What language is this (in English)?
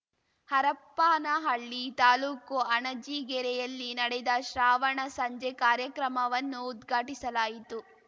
Kannada